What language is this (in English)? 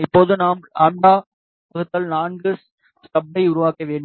Tamil